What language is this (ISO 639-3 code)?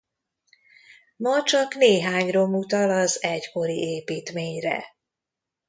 hun